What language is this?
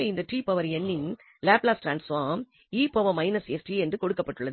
Tamil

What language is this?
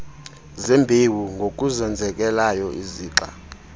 Xhosa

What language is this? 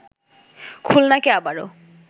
Bangla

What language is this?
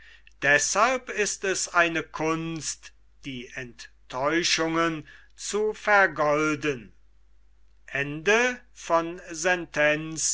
German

